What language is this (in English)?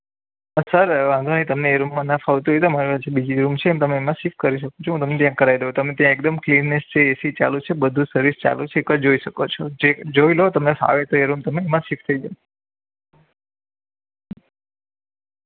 Gujarati